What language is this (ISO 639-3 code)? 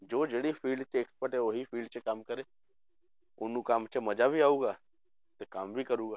pan